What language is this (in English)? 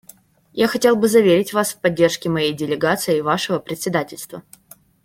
Russian